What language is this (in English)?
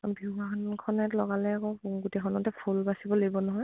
Assamese